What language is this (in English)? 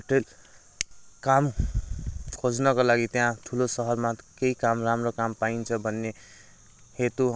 Nepali